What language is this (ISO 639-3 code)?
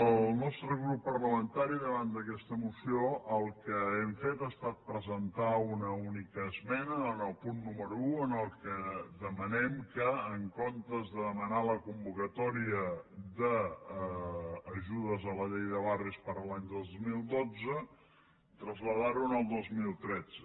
cat